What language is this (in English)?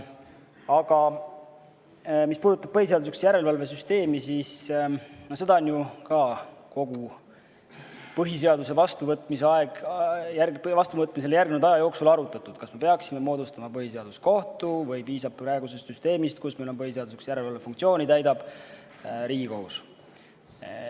Estonian